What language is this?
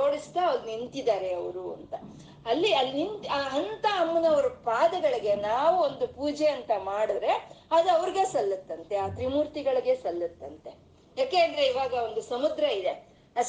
Kannada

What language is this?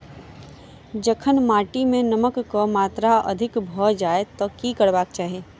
Maithili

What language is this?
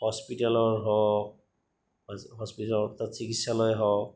Assamese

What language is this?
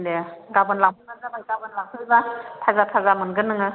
Bodo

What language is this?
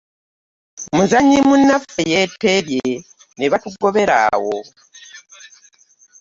Ganda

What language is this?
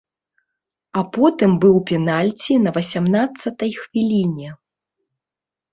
Belarusian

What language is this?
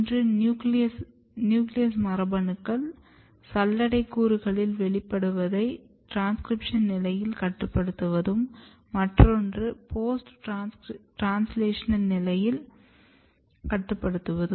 Tamil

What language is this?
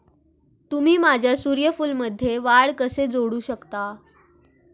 Marathi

